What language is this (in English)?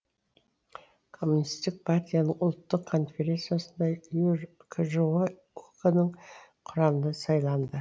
Kazakh